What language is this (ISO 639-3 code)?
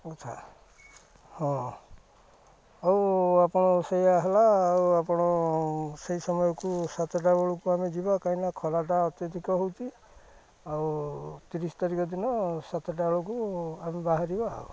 ori